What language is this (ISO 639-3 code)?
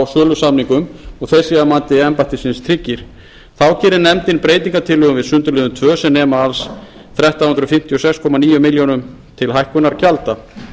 isl